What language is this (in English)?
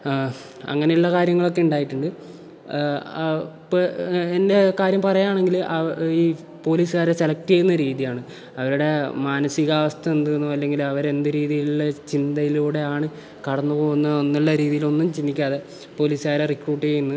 Malayalam